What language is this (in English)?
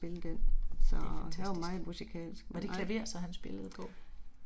Danish